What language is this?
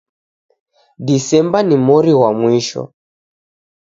Taita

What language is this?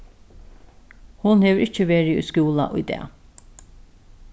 Faroese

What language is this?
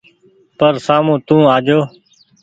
Goaria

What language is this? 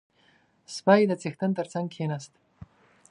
Pashto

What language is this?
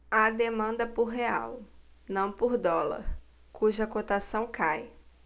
Portuguese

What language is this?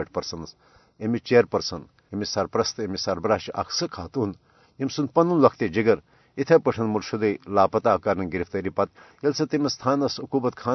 Urdu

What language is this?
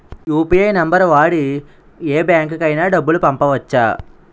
Telugu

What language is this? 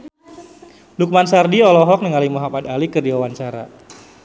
Sundanese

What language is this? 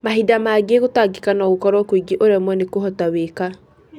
Kikuyu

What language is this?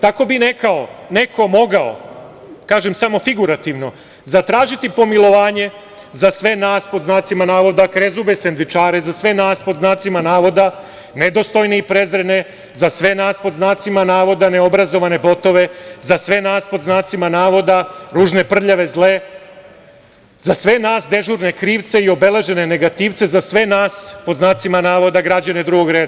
Serbian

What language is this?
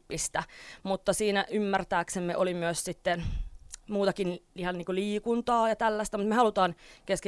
Finnish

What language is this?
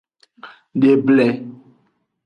Aja (Benin)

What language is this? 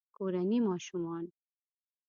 Pashto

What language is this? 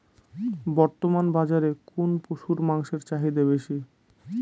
Bangla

